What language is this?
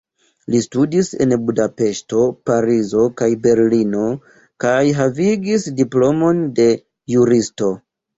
Esperanto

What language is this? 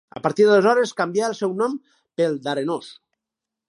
Catalan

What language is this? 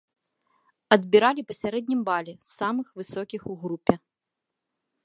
Belarusian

